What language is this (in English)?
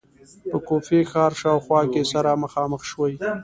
Pashto